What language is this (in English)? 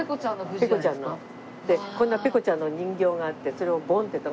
Japanese